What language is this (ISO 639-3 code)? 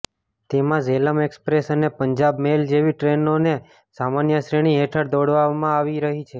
guj